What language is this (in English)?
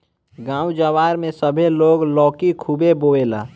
Bhojpuri